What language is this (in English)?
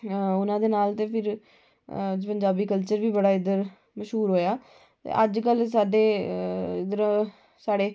Dogri